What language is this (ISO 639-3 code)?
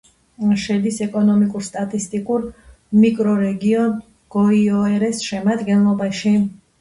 kat